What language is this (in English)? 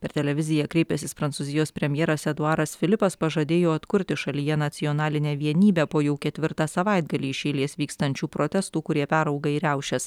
Lithuanian